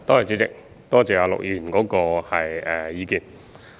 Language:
Cantonese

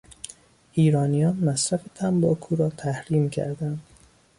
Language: Persian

